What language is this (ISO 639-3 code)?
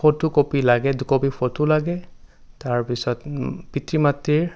asm